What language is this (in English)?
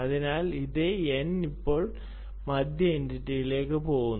Malayalam